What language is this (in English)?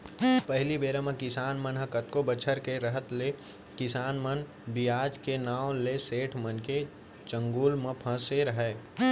Chhattisgarhi